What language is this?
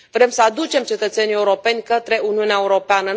Romanian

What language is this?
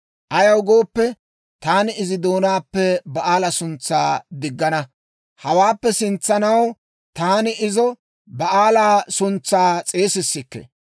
Dawro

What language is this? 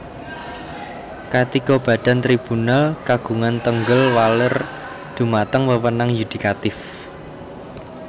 Javanese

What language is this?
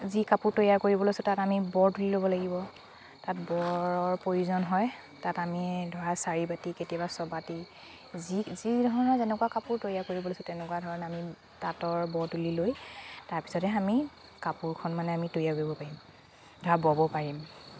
Assamese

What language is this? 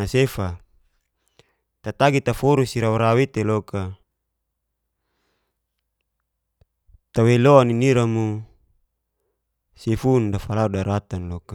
Geser-Gorom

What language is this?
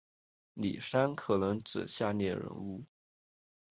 Chinese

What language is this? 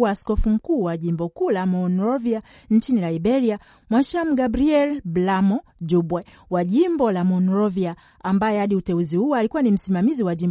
Swahili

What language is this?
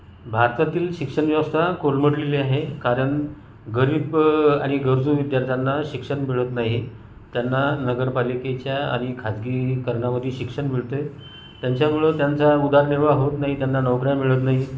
Marathi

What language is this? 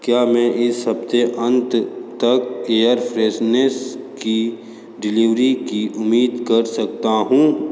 Hindi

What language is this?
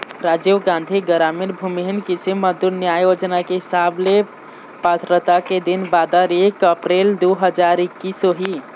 Chhattisgarhi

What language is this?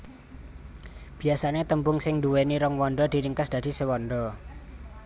Javanese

